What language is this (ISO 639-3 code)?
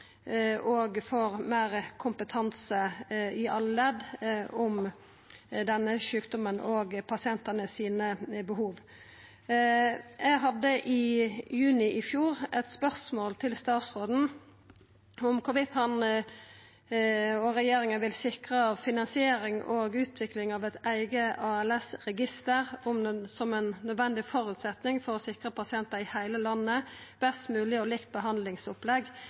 nno